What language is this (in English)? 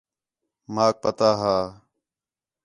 Khetrani